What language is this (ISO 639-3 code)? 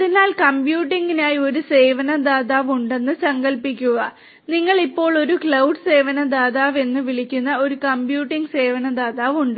mal